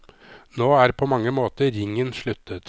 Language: Norwegian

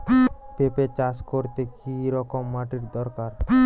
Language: Bangla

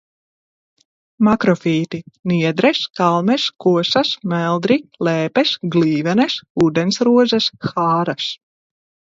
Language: Latvian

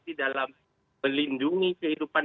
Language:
Indonesian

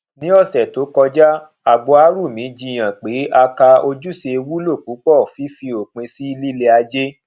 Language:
Yoruba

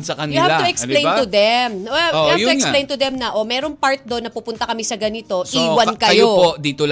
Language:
Filipino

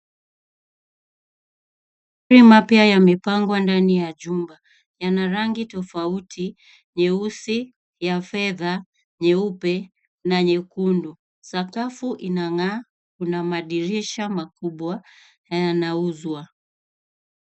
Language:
Swahili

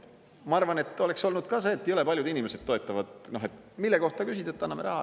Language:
Estonian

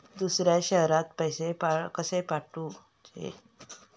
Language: Marathi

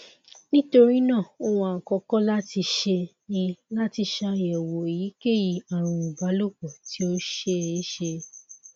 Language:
Yoruba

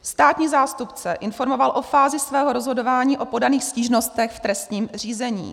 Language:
Czech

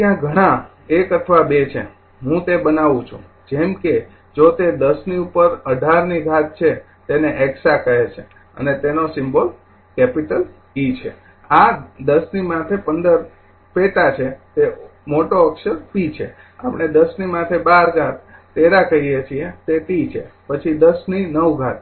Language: Gujarati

